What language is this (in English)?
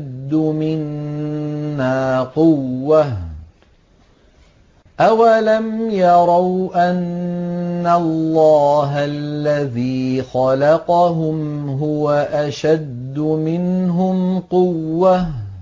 Arabic